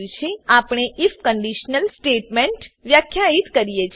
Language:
Gujarati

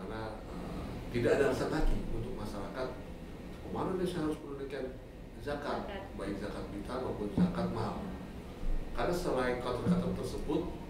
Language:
Indonesian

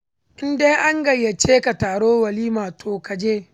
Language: Hausa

